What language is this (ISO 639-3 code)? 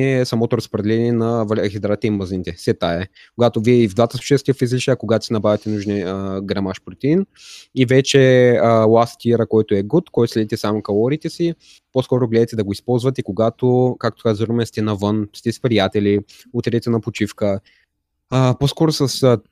bul